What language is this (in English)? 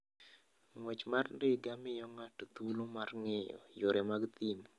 Luo (Kenya and Tanzania)